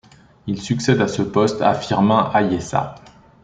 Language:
French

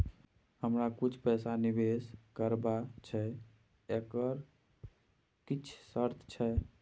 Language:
Maithili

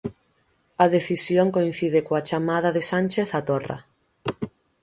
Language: Galician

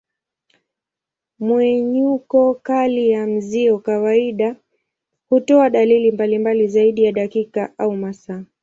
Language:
Swahili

